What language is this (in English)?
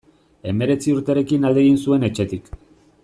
Basque